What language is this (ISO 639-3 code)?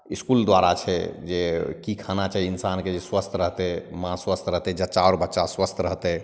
mai